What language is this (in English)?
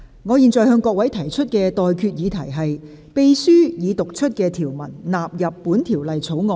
Cantonese